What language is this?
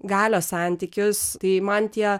Lithuanian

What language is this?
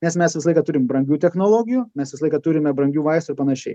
Lithuanian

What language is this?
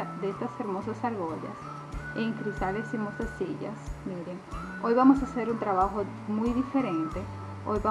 Spanish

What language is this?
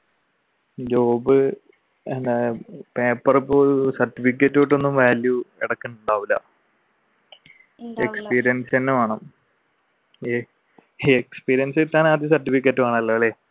Malayalam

